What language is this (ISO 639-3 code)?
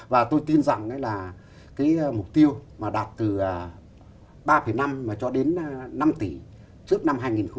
vie